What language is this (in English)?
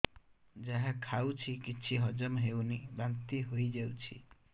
Odia